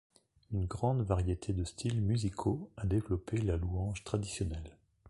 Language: French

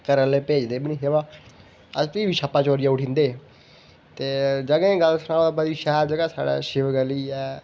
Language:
Dogri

